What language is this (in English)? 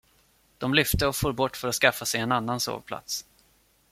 Swedish